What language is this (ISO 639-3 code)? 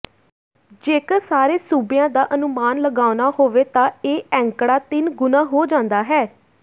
pan